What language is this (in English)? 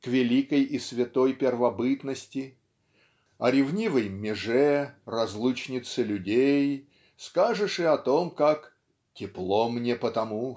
Russian